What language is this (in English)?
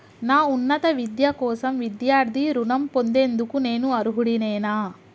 Telugu